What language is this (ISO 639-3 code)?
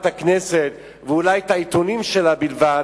heb